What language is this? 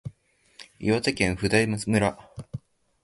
Japanese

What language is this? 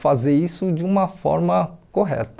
Portuguese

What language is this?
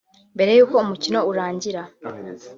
Kinyarwanda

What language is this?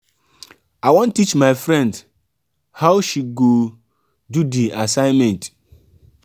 Nigerian Pidgin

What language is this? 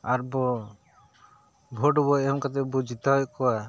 Santali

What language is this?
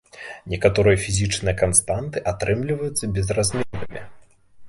Belarusian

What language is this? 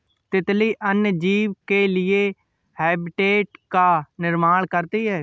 Hindi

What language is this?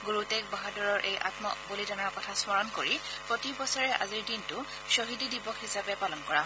Assamese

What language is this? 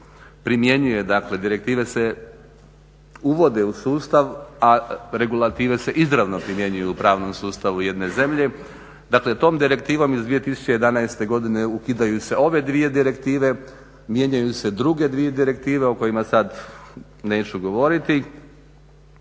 Croatian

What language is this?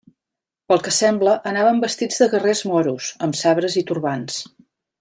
Catalan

